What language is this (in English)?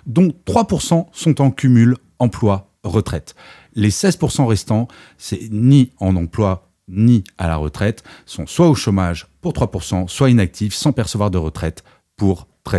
French